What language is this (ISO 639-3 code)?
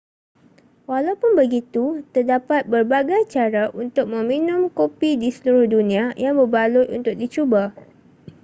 msa